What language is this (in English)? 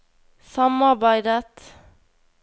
Norwegian